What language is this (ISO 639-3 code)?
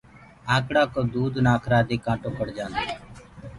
ggg